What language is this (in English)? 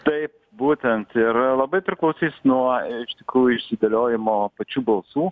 Lithuanian